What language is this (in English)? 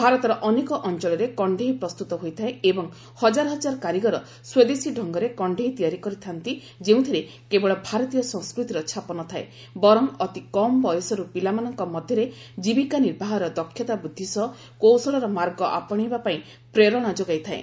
Odia